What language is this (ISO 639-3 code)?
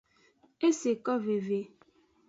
ajg